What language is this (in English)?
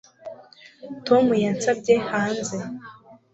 Kinyarwanda